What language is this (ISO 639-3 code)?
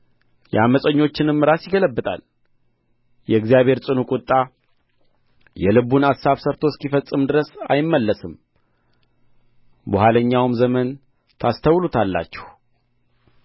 amh